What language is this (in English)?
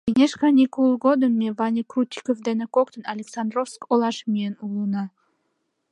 Mari